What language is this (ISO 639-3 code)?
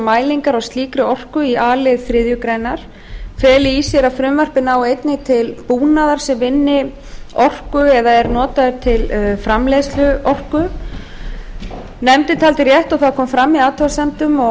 isl